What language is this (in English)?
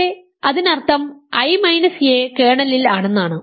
Malayalam